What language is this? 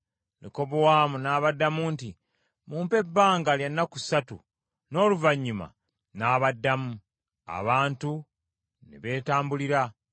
Ganda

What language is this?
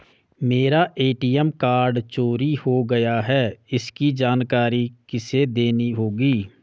Hindi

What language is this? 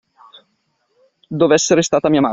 Italian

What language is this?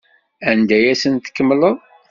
Kabyle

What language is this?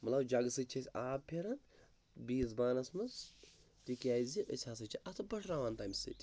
Kashmiri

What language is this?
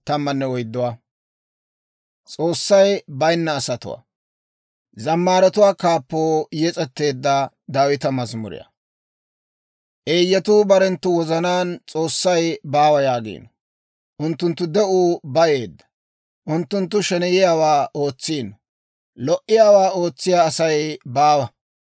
Dawro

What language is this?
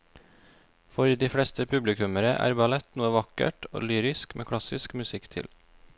Norwegian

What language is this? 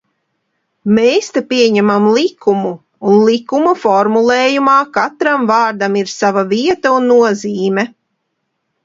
Latvian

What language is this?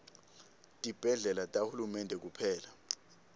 Swati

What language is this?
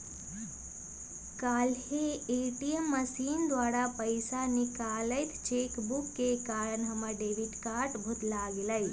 Magahi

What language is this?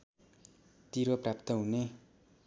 Nepali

